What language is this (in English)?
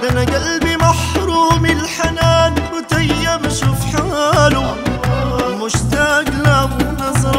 Arabic